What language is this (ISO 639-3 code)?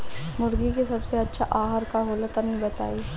bho